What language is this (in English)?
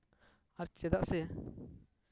Santali